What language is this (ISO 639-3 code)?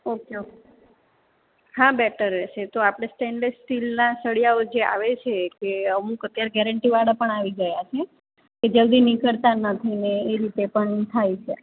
guj